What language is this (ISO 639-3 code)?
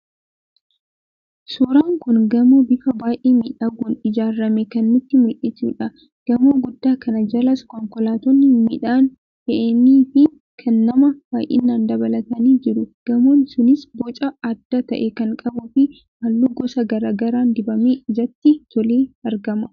orm